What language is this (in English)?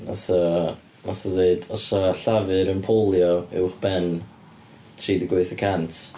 Welsh